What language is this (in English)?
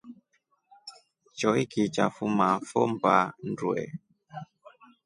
Rombo